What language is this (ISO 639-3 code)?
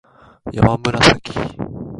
jpn